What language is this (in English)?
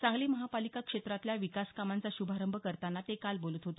Marathi